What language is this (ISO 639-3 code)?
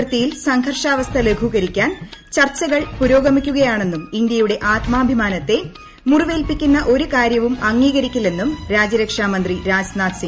mal